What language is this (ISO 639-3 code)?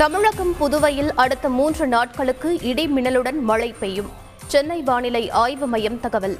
tam